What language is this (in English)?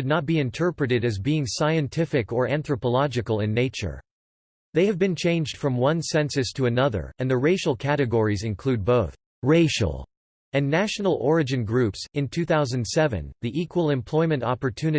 English